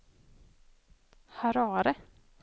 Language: Swedish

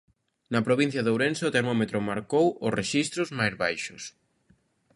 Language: Galician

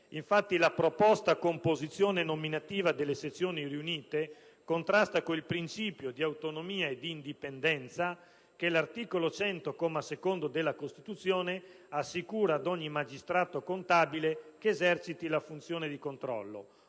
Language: Italian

